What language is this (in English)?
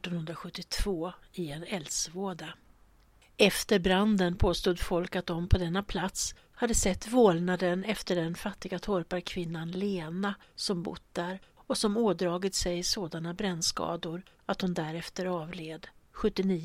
Swedish